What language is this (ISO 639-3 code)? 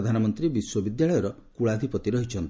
ori